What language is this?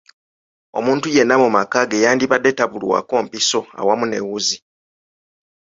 Ganda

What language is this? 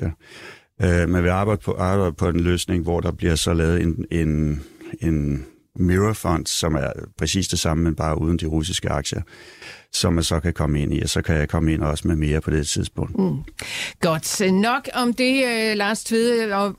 Danish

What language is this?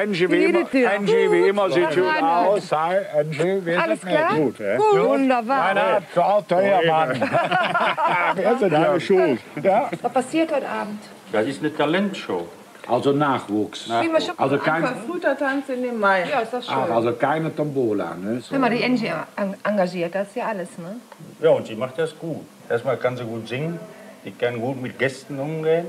German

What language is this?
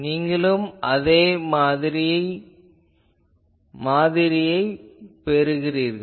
Tamil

